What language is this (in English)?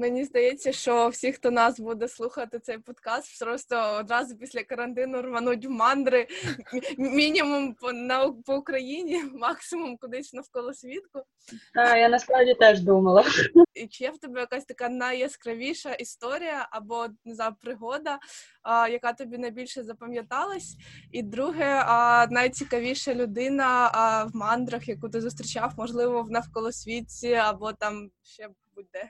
Ukrainian